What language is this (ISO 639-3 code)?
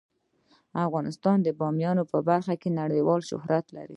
pus